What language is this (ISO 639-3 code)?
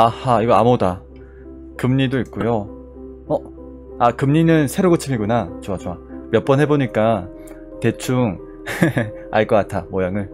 kor